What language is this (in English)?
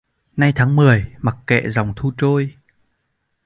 Vietnamese